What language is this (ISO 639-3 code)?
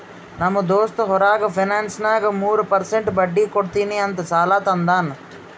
kan